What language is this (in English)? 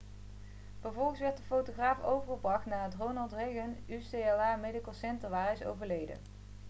Dutch